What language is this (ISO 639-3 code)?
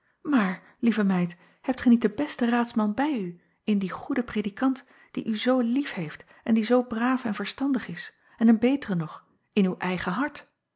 nld